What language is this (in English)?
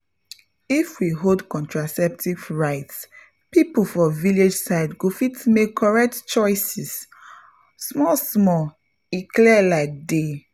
Nigerian Pidgin